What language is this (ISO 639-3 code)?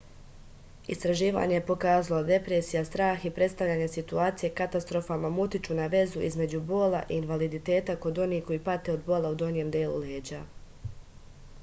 srp